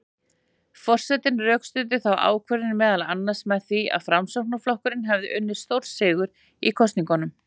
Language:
Icelandic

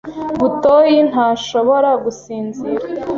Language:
Kinyarwanda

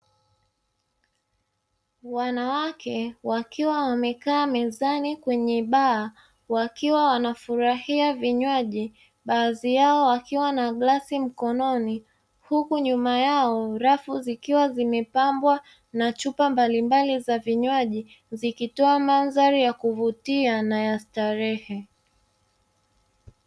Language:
Swahili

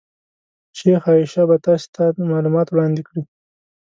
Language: Pashto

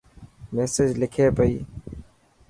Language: Dhatki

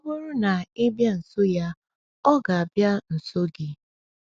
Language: Igbo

